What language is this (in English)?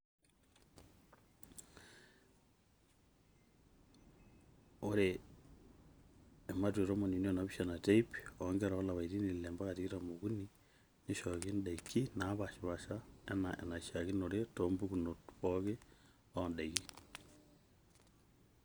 Masai